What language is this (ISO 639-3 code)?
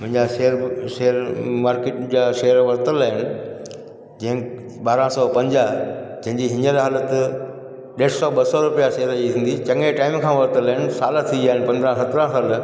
snd